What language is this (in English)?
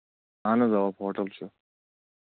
Kashmiri